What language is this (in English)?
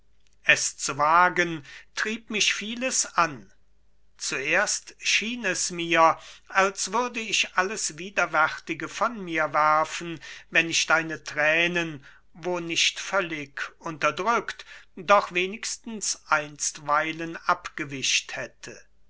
German